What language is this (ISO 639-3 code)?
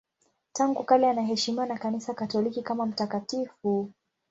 swa